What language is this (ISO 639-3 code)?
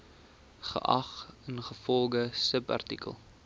afr